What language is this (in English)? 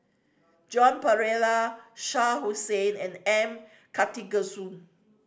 English